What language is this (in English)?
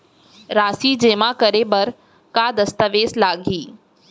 Chhattisgarhi